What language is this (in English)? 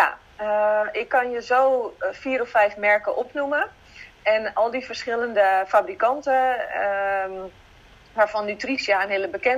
Dutch